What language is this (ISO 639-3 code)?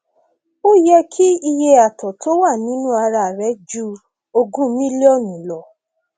yor